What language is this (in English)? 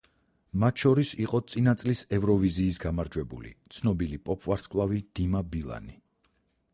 Georgian